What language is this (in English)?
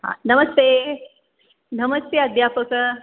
Sanskrit